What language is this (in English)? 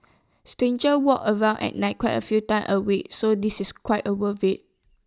English